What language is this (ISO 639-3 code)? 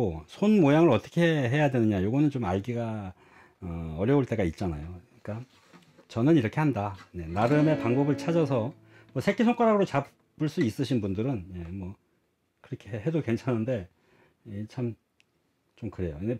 kor